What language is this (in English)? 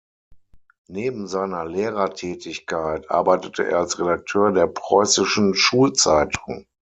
German